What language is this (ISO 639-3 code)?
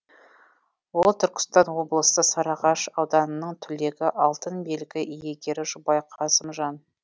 kaz